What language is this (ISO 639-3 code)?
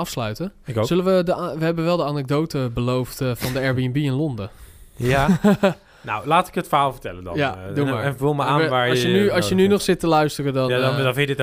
nld